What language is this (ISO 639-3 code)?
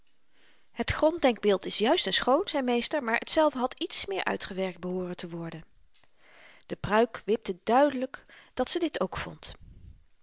nld